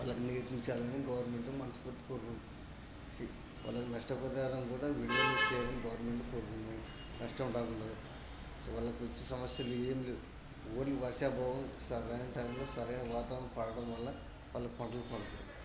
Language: Telugu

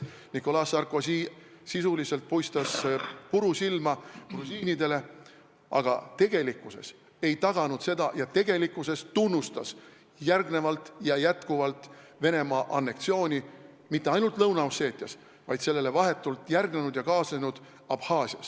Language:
Estonian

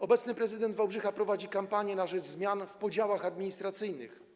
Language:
Polish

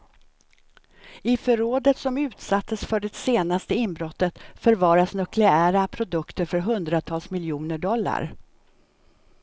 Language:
Swedish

